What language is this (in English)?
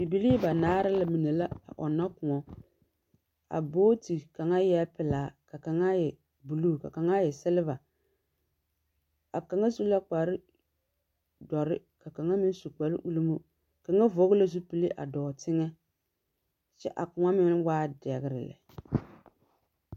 Southern Dagaare